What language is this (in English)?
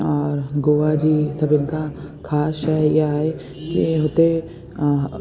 Sindhi